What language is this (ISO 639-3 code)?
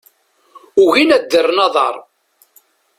kab